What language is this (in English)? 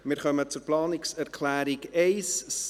Swiss German